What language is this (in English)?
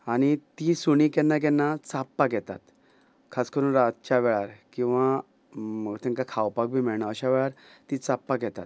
Konkani